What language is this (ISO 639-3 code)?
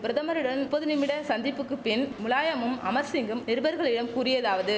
tam